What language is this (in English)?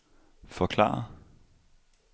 Danish